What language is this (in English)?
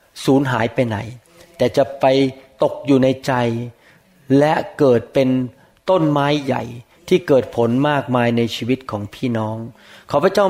Thai